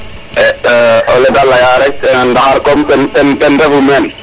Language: Serer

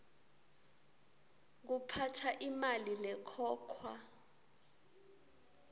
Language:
Swati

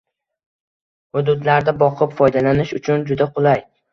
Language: Uzbek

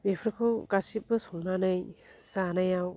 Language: Bodo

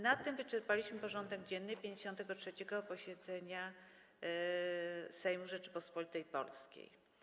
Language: Polish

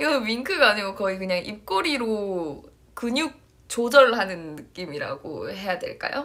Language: Korean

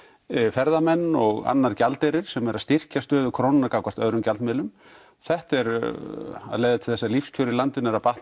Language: Icelandic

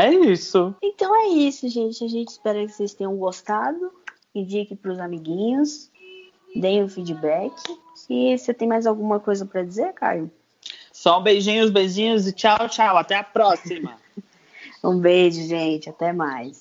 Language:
Portuguese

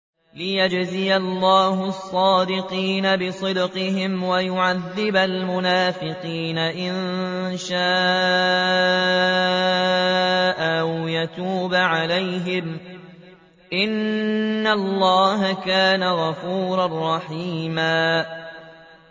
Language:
Arabic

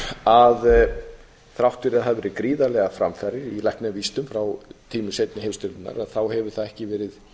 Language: Icelandic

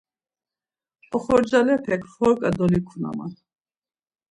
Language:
Laz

